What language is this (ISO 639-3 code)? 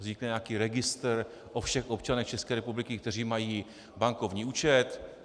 ces